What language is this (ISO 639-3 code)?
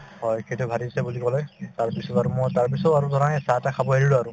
asm